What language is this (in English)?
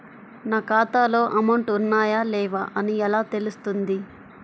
Telugu